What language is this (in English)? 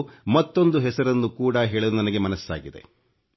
Kannada